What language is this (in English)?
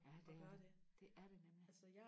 Danish